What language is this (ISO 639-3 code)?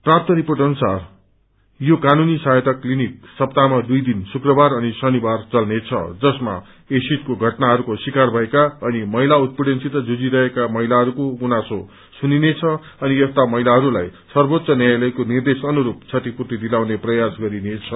nep